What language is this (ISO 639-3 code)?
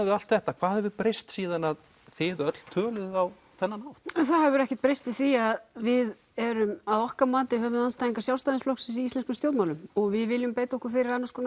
isl